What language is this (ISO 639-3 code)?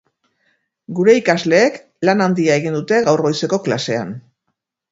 eus